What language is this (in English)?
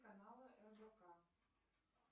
Russian